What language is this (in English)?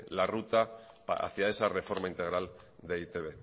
Spanish